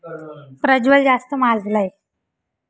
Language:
Marathi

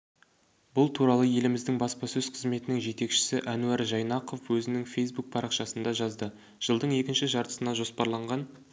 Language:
Kazakh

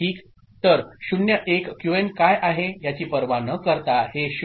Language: Marathi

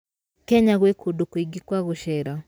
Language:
Kikuyu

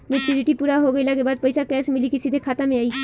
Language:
Bhojpuri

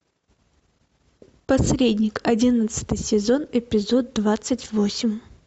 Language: Russian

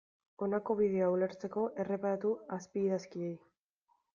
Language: Basque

